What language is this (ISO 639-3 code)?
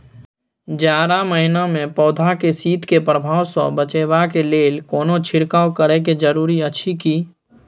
mai